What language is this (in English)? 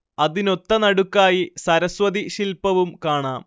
Malayalam